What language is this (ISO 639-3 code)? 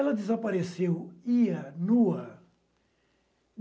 por